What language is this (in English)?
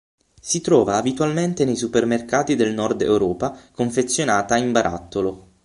Italian